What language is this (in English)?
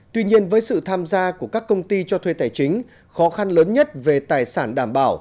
Vietnamese